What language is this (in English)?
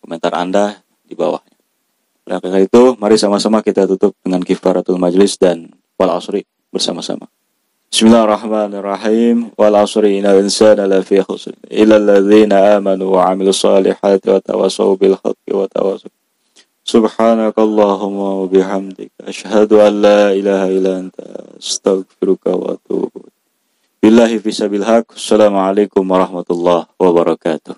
Indonesian